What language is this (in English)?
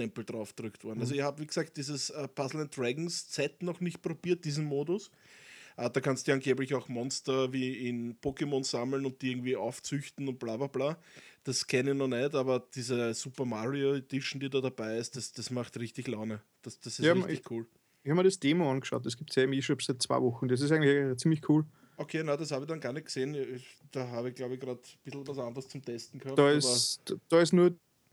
German